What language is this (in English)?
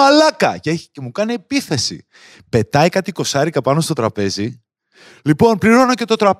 Greek